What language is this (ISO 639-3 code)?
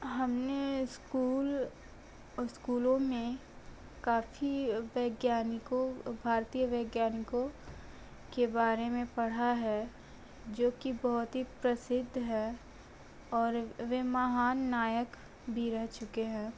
hin